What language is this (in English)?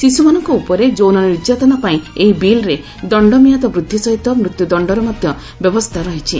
Odia